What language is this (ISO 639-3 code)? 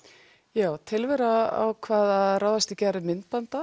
isl